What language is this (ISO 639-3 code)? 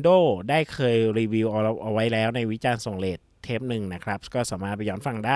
tha